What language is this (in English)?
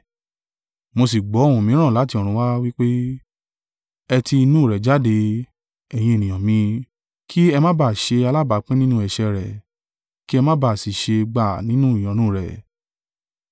Yoruba